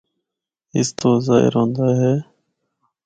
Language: Northern Hindko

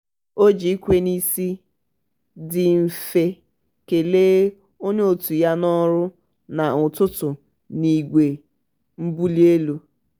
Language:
Igbo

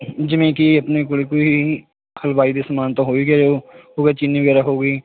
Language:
Punjabi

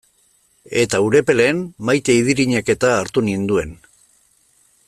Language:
Basque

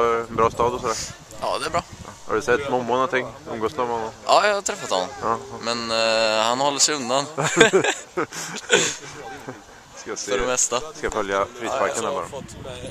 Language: Swedish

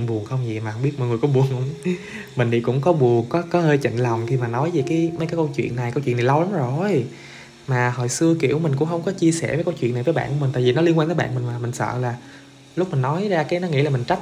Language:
Vietnamese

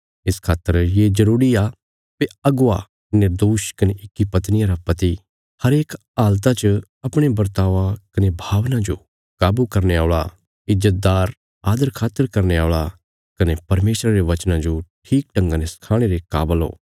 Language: Bilaspuri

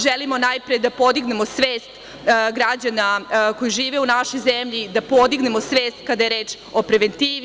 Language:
Serbian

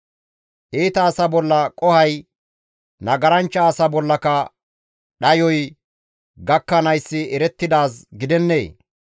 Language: Gamo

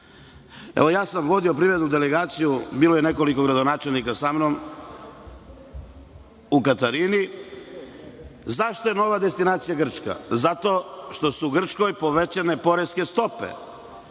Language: Serbian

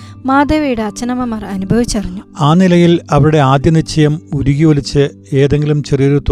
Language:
Malayalam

